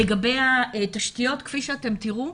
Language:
Hebrew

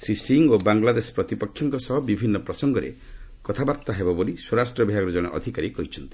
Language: Odia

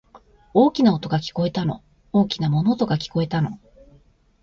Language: Japanese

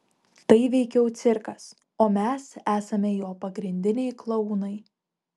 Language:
Lithuanian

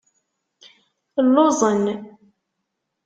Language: Kabyle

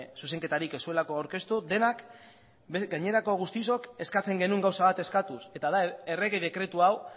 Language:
Basque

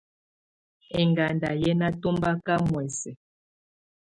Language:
Tunen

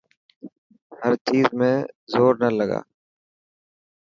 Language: Dhatki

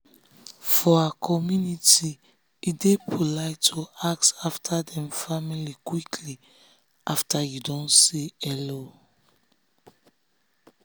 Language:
Nigerian Pidgin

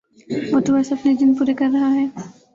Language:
Urdu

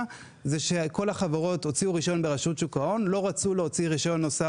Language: Hebrew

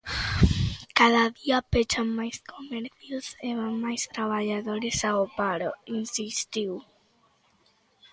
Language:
Galician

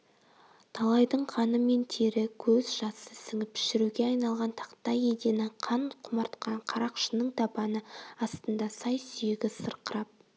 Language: Kazakh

